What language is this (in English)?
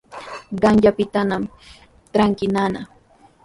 Sihuas Ancash Quechua